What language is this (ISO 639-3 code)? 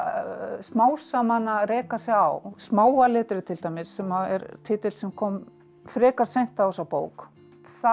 isl